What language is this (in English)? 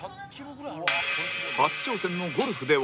Japanese